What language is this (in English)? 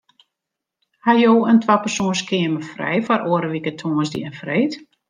Western Frisian